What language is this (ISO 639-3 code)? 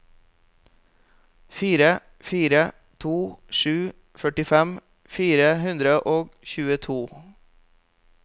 nor